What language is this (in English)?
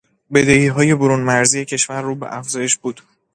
Persian